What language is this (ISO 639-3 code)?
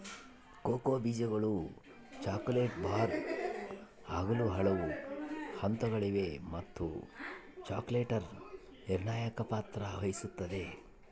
kan